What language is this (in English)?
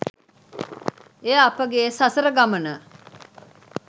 Sinhala